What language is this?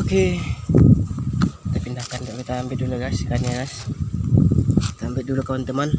Indonesian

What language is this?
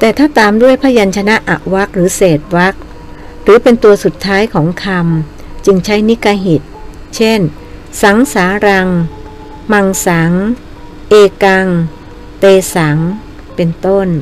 Thai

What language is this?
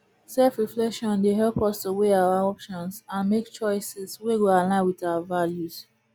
Nigerian Pidgin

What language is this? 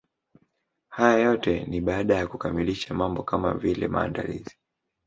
Swahili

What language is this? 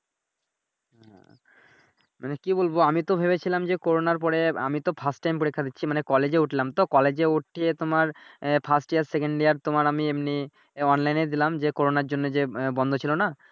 Bangla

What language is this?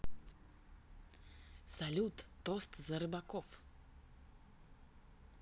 Russian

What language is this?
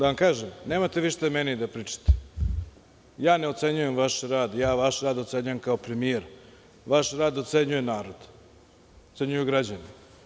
Serbian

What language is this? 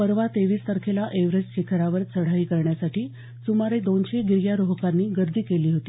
Marathi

